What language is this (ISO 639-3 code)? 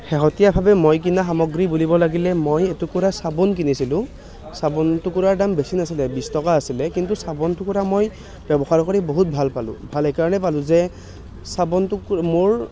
asm